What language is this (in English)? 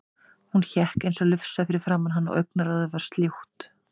Icelandic